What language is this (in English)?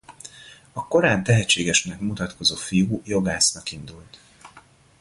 Hungarian